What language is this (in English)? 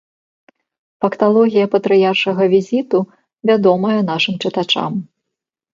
Belarusian